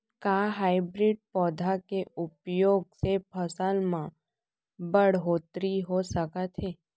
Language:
Chhattisgarhi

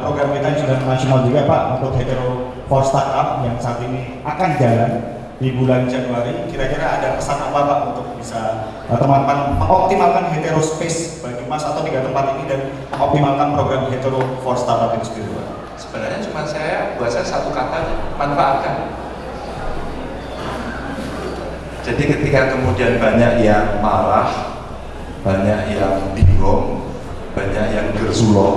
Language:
Indonesian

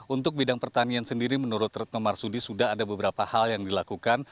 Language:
Indonesian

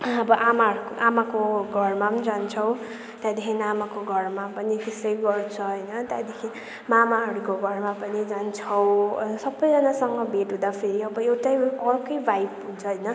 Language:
Nepali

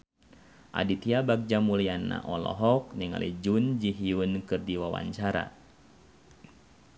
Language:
Sundanese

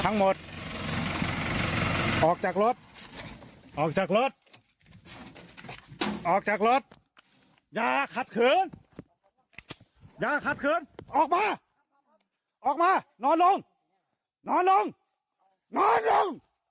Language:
Thai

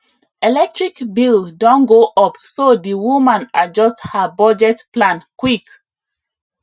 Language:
Nigerian Pidgin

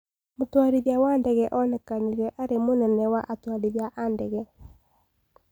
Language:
Kikuyu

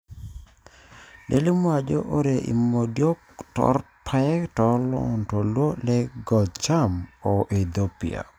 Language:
Masai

